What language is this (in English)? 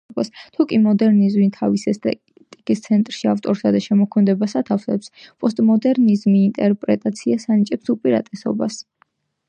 Georgian